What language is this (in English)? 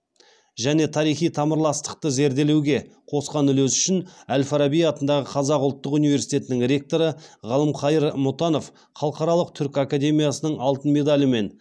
Kazakh